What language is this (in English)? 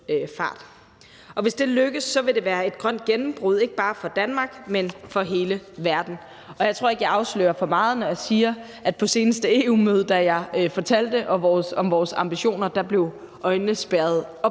Danish